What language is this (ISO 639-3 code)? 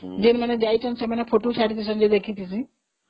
ori